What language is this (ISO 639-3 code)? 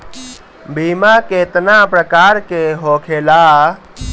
bho